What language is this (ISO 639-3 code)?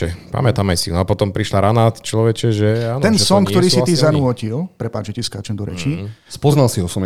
slk